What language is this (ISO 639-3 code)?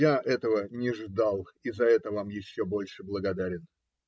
rus